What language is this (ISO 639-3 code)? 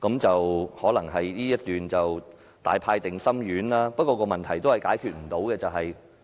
yue